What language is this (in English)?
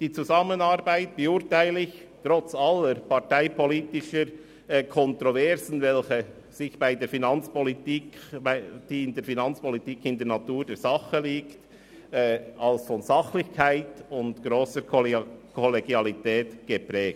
Swiss German